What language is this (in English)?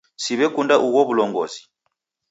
Taita